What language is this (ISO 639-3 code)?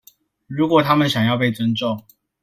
zho